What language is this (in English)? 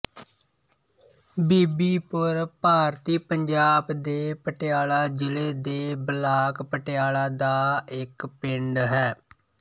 Punjabi